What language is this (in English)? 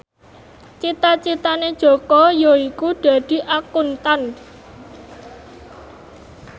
Javanese